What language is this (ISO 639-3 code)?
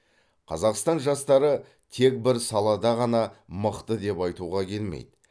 kaz